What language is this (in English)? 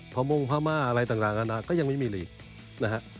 Thai